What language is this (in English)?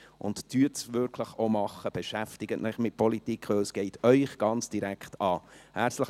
Swiss German